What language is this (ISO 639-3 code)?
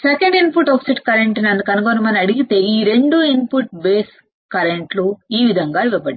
tel